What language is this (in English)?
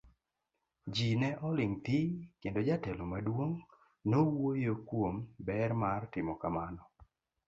Luo (Kenya and Tanzania)